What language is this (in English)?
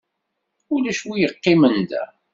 Kabyle